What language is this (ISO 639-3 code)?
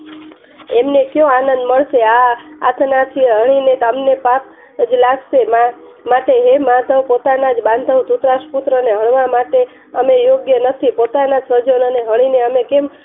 guj